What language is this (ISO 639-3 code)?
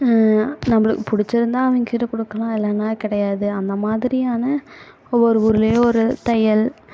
tam